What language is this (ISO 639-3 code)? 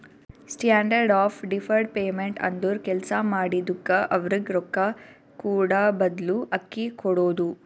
kan